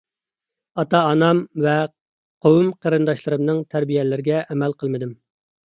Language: Uyghur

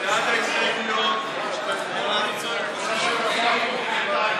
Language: Hebrew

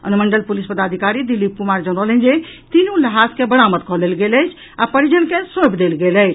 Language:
Maithili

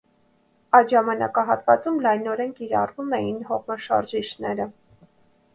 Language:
Armenian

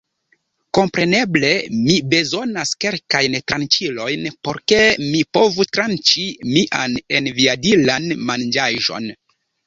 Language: Esperanto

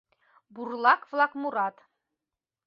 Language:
Mari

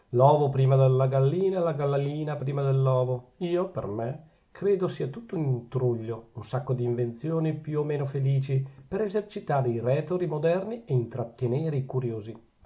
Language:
Italian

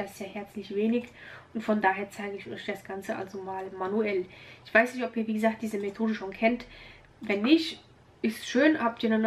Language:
German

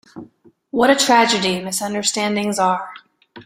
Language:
English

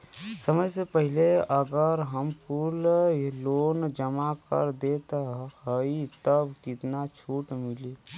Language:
Bhojpuri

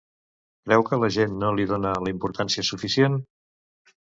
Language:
Catalan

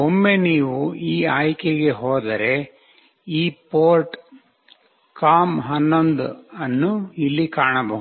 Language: Kannada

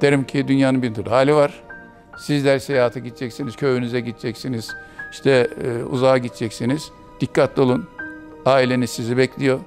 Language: Turkish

